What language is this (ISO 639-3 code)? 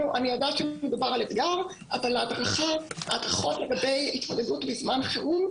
heb